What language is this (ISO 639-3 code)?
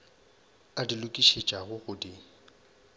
nso